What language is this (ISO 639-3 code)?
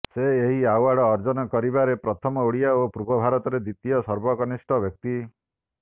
ori